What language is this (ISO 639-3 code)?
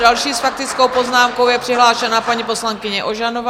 ces